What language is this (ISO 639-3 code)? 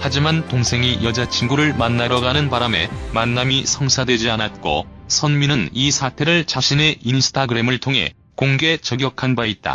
kor